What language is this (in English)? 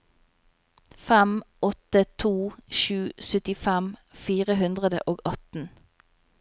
Norwegian